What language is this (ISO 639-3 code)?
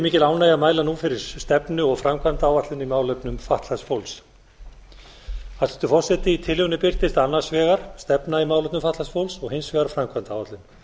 isl